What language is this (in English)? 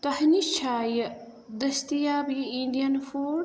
Kashmiri